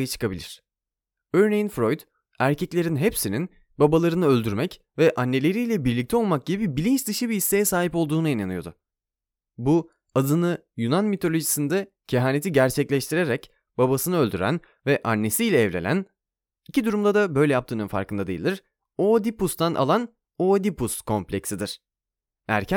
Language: Turkish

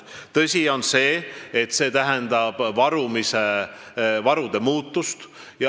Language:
Estonian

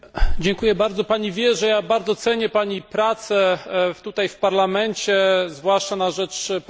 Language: Polish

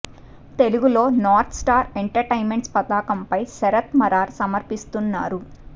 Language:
Telugu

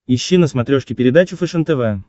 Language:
Russian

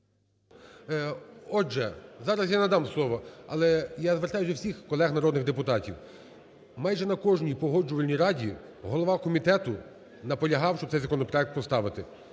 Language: Ukrainian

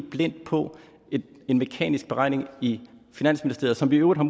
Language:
Danish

